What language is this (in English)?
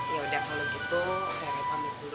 Indonesian